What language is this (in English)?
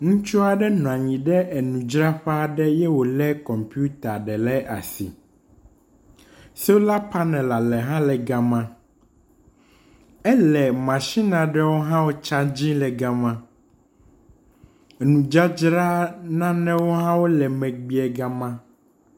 Ewe